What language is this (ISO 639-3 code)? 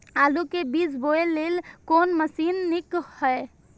mai